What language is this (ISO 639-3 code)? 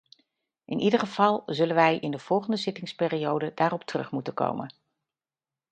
nld